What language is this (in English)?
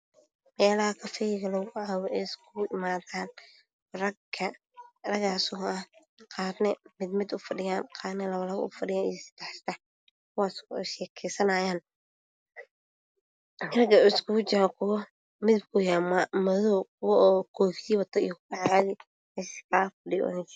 Somali